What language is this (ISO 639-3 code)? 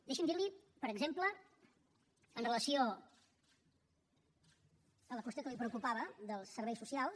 cat